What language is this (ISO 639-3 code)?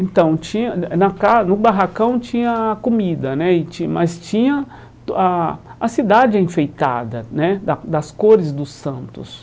por